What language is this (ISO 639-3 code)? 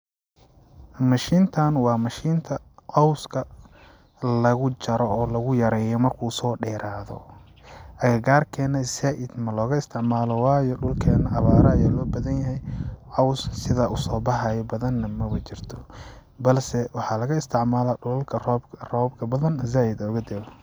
som